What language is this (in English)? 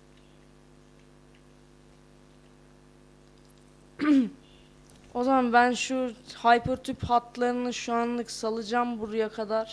Turkish